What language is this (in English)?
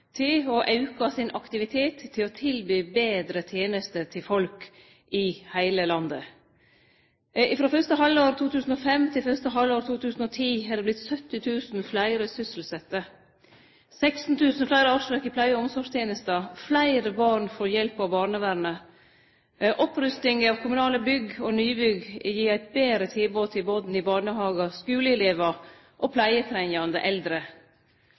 Norwegian Nynorsk